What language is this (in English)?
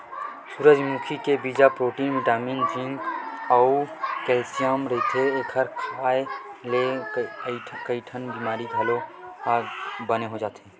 Chhattisgarhi